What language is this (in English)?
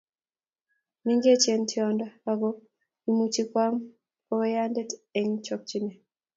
Kalenjin